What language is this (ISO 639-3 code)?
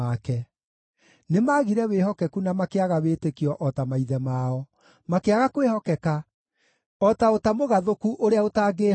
kik